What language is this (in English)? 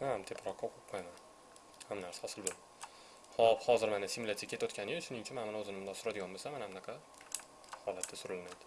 Turkish